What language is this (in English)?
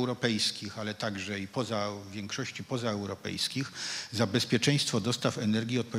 Polish